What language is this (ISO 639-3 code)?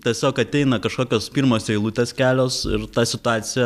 lit